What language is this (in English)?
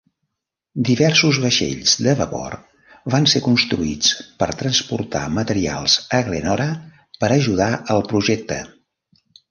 Catalan